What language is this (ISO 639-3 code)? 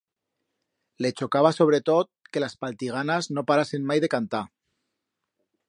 arg